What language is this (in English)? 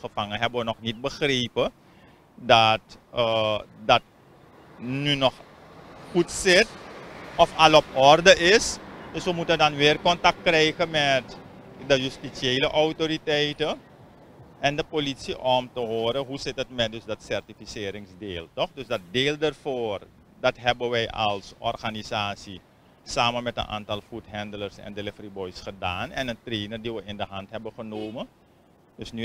Dutch